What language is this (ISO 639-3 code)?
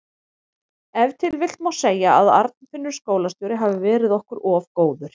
isl